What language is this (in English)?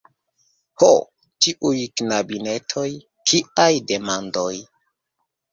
Esperanto